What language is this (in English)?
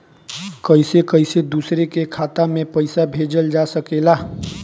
Bhojpuri